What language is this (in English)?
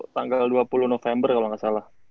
Indonesian